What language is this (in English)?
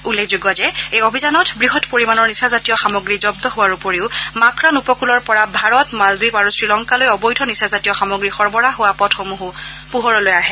Assamese